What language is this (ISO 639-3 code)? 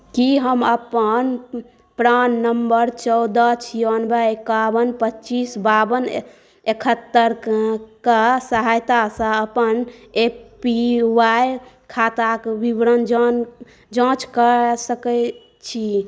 mai